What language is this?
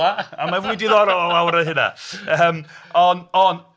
Welsh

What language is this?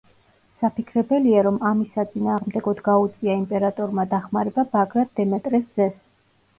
Georgian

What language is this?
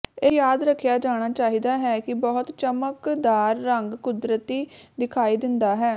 Punjabi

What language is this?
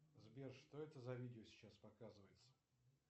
Russian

